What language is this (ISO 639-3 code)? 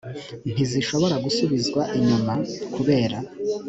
kin